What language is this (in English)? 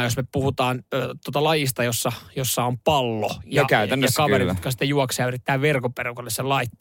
Finnish